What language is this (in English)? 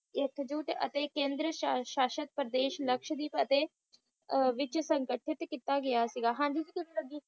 Punjabi